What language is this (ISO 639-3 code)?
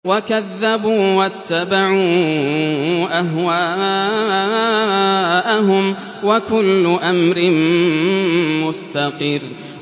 ara